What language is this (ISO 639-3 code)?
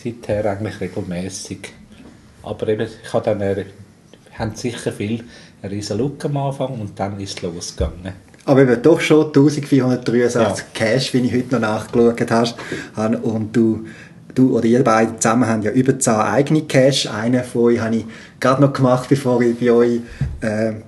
deu